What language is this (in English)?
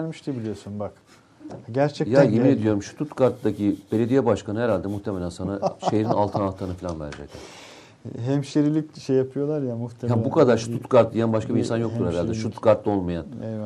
Turkish